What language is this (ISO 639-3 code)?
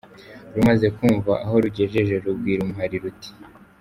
kin